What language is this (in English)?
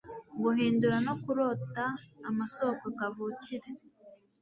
Kinyarwanda